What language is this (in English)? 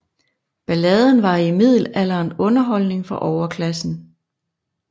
Danish